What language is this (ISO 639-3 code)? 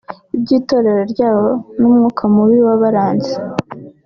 kin